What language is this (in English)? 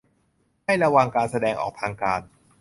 Thai